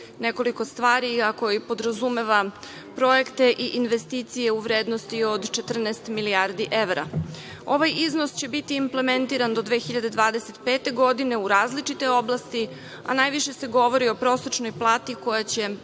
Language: Serbian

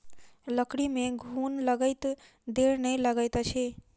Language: Maithili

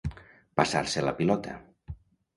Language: Catalan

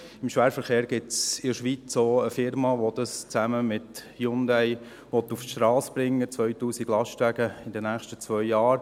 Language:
Swiss German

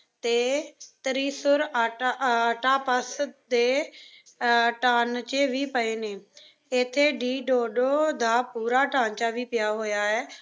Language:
Punjabi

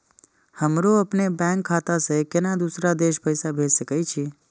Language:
Maithili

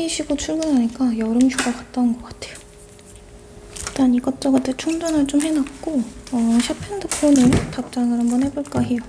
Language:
Korean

